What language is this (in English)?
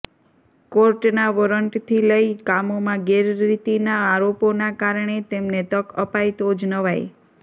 Gujarati